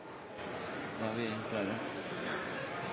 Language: Norwegian Bokmål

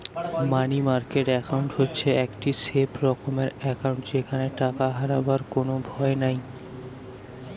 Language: Bangla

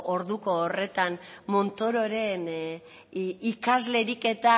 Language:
Basque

